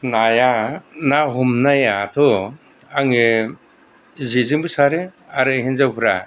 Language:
Bodo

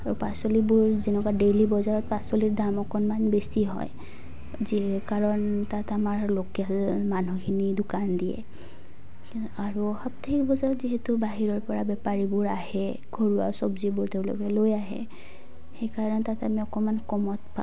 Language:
Assamese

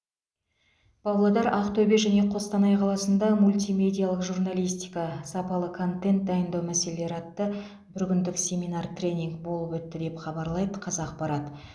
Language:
Kazakh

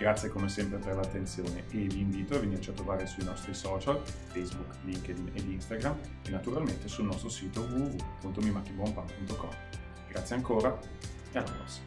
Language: Italian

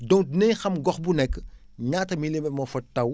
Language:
Wolof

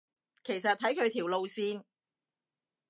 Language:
Cantonese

